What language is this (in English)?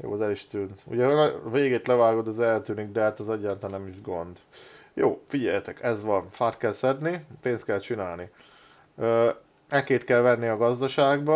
Hungarian